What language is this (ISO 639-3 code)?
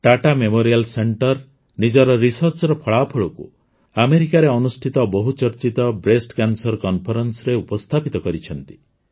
ori